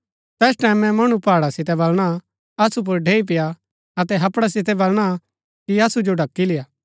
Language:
Gaddi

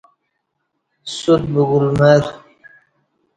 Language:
Kati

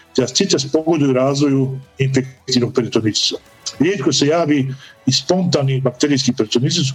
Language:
Croatian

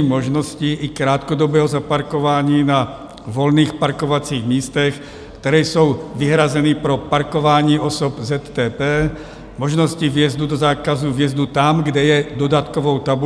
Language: Czech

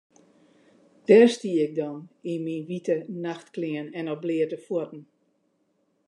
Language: Western Frisian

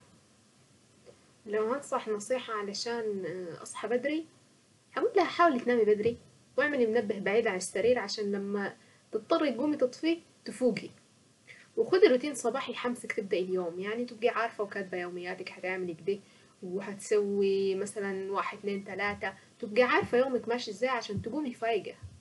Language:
Saidi Arabic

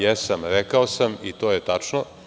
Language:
Serbian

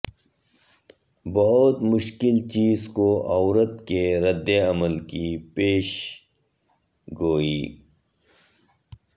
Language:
Urdu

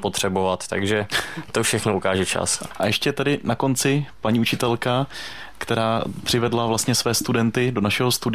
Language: Czech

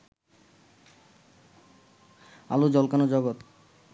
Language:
Bangla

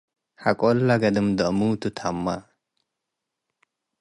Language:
Tigre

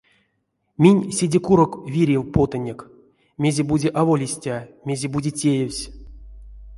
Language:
Erzya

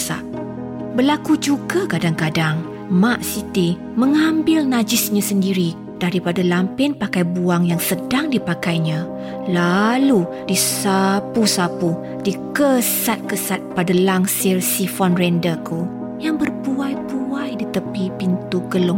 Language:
Malay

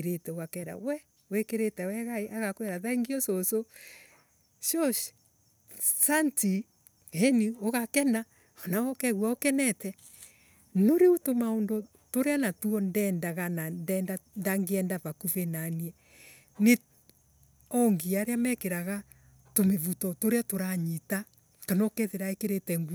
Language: Embu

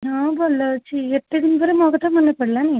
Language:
Odia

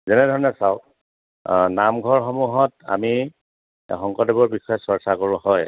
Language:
Assamese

